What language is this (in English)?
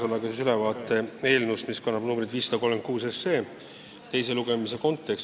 Estonian